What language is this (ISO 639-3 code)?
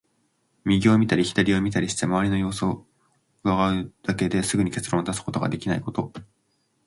jpn